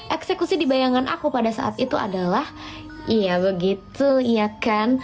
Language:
Indonesian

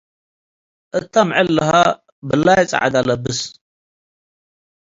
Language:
Tigre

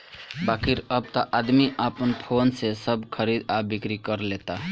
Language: Bhojpuri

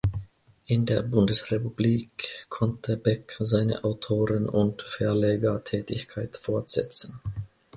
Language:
German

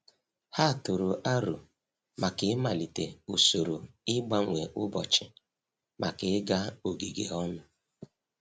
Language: Igbo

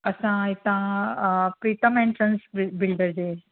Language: Sindhi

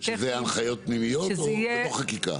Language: Hebrew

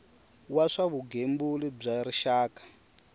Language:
Tsonga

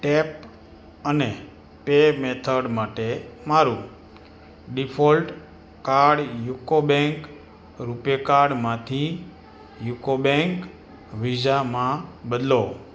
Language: Gujarati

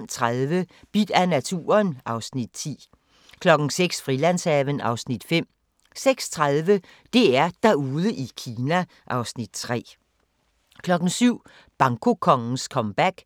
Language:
Danish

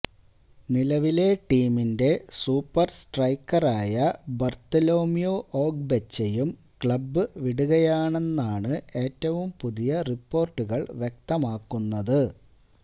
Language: Malayalam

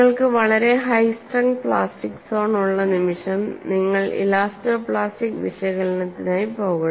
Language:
Malayalam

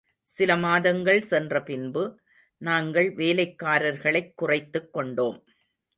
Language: Tamil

